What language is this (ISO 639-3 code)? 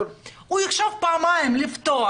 heb